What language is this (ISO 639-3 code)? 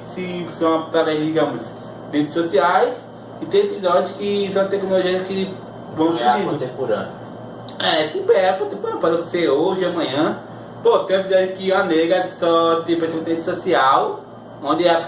por